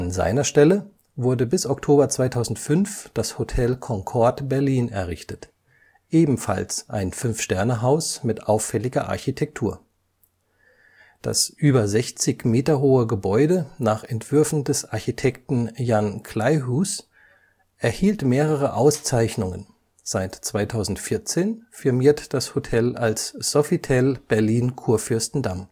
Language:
German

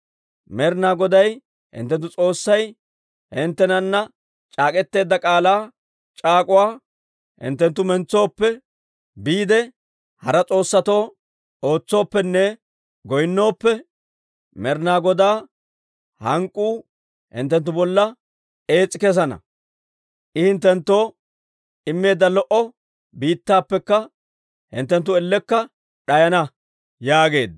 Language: Dawro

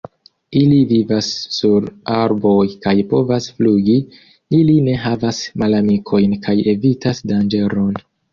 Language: Esperanto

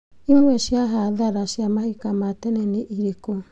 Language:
Kikuyu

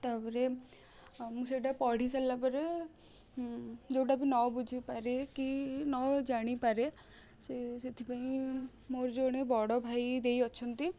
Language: Odia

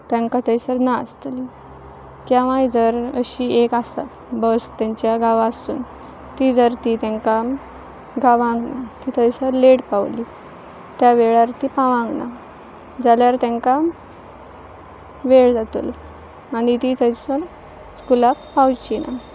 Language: Konkani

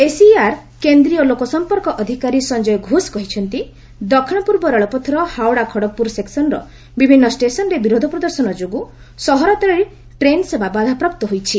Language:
Odia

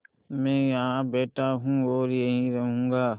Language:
Hindi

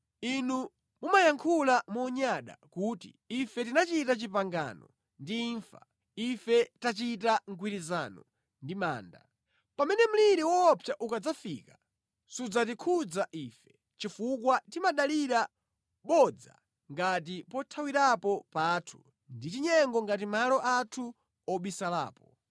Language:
Nyanja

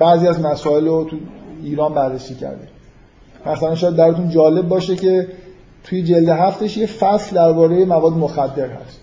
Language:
Persian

